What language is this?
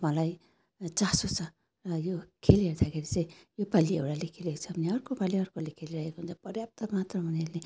Nepali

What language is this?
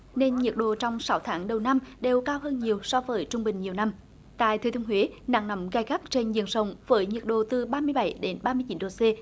Vietnamese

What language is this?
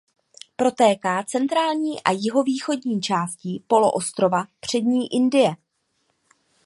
Czech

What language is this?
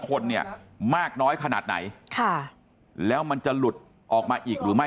Thai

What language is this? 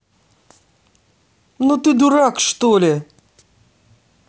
Russian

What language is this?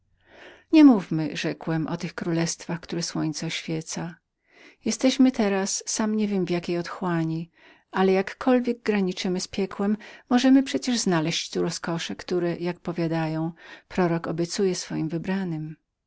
Polish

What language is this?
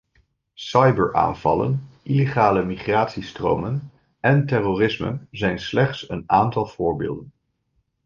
Dutch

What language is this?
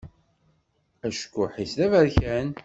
Kabyle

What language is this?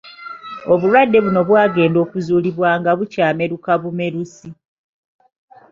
Ganda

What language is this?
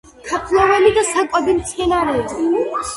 Georgian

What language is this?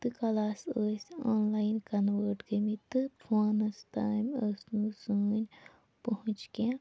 Kashmiri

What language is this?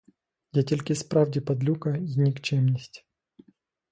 Ukrainian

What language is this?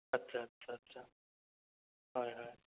Assamese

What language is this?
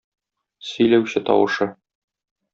Tatar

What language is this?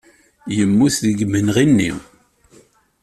Kabyle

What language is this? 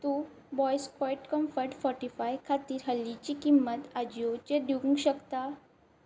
Konkani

